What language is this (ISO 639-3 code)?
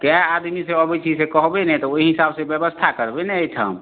mai